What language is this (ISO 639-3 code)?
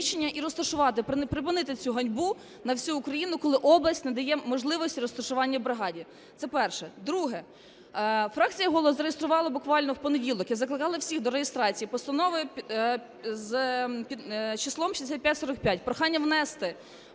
ukr